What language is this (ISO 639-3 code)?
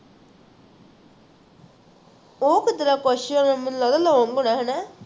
pan